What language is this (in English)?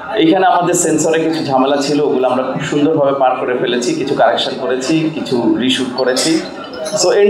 Arabic